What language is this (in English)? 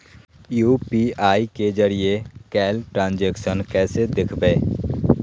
Magahi